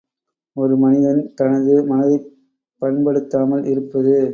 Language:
Tamil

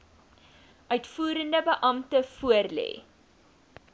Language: Afrikaans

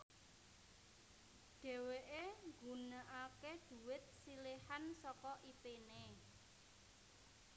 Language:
Javanese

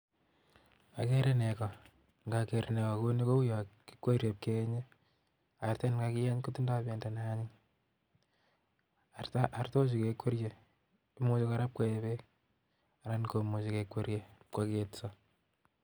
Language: Kalenjin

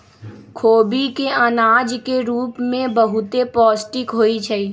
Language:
Magahi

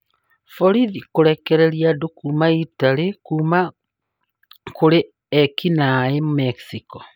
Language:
Kikuyu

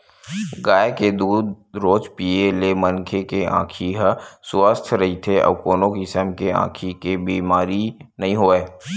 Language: Chhattisgarhi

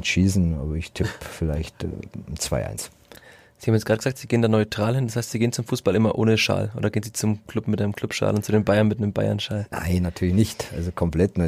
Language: German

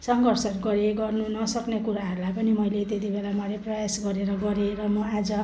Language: Nepali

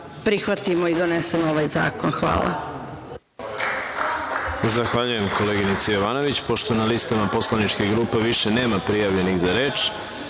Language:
Serbian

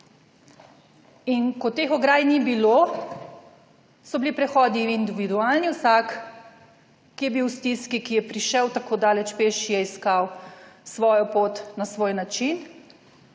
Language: Slovenian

